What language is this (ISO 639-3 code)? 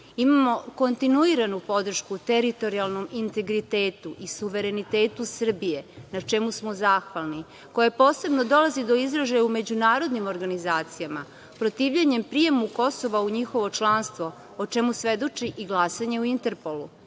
srp